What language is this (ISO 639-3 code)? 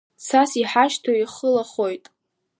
abk